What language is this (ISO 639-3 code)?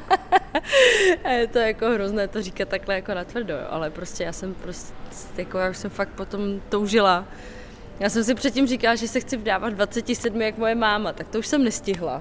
ces